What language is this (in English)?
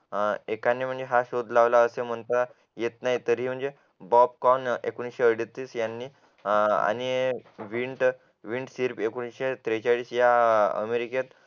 Marathi